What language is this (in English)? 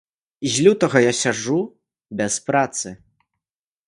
Belarusian